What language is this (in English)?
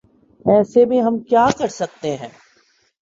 Urdu